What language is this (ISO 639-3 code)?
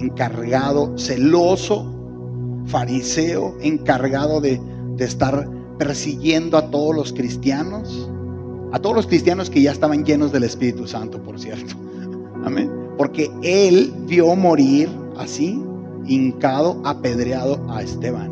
spa